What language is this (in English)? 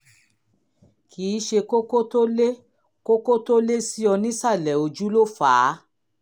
Yoruba